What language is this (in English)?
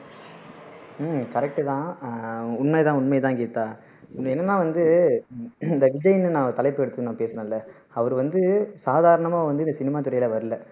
Tamil